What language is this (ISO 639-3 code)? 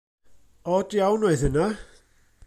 cym